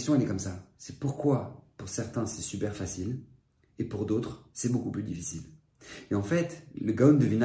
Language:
French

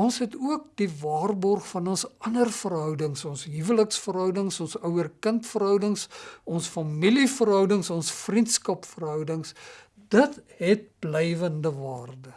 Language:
Dutch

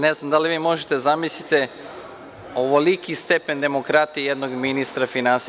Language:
Serbian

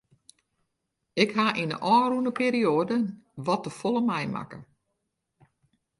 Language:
Western Frisian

